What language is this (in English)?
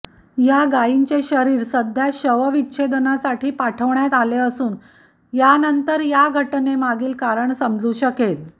Marathi